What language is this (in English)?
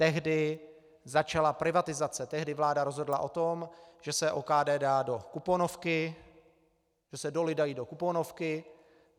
Czech